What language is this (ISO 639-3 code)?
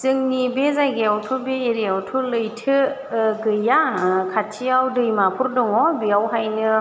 brx